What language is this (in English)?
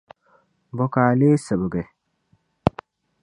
Dagbani